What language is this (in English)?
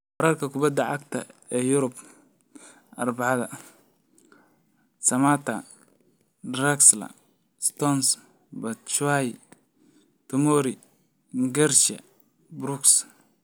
Somali